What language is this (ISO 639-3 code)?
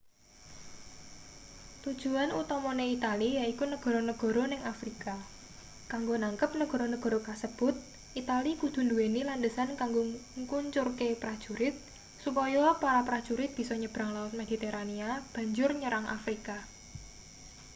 jav